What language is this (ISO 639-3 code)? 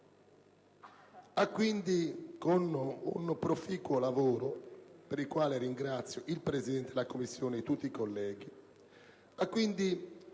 ita